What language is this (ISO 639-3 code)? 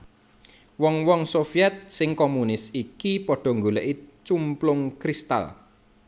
jav